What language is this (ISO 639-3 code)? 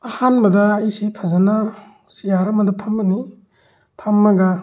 mni